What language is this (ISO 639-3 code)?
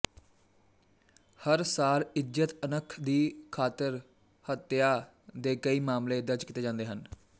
pan